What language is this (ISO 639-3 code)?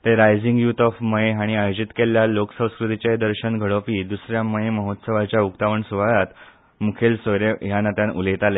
kok